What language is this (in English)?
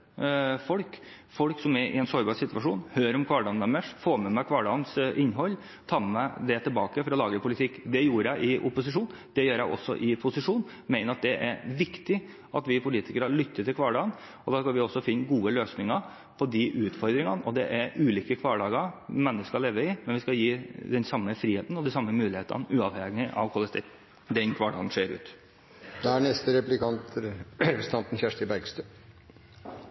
Norwegian